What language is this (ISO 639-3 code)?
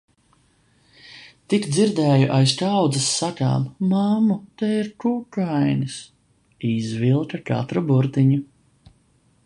lav